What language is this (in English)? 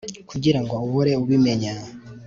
Kinyarwanda